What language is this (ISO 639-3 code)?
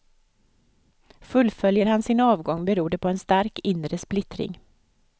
swe